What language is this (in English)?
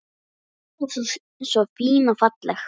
Icelandic